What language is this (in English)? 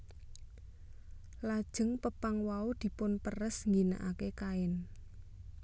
Javanese